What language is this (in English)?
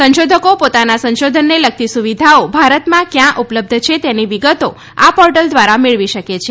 Gujarati